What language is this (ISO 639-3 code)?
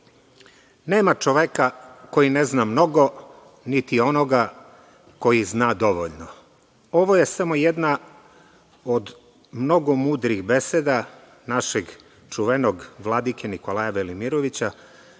srp